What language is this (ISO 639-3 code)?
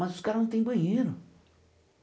por